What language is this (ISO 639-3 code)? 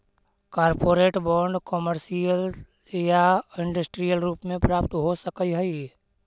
mag